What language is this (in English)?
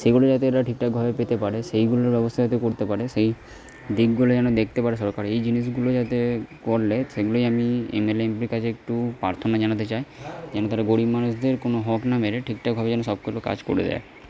Bangla